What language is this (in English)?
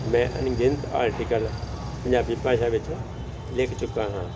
Punjabi